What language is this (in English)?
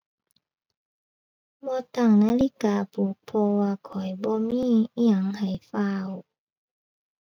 Thai